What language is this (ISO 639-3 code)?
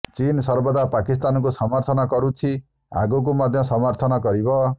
ori